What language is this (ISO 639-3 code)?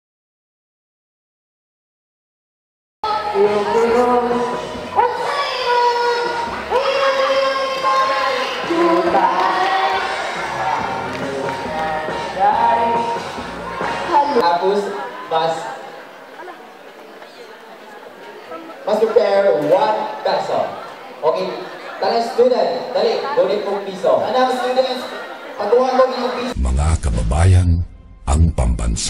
ind